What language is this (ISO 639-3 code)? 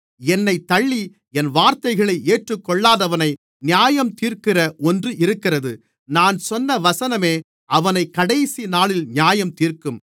tam